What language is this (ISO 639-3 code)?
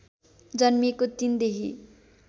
nep